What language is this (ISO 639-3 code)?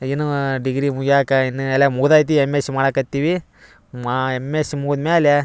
kan